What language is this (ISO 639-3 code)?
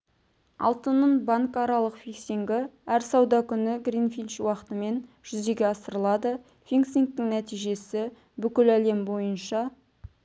kaz